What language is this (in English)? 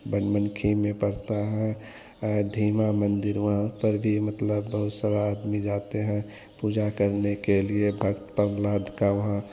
Hindi